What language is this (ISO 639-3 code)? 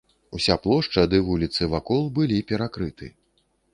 bel